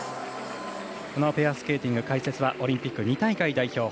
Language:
Japanese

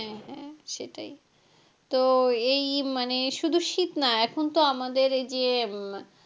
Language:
Bangla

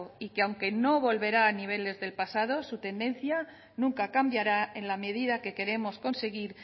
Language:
Spanish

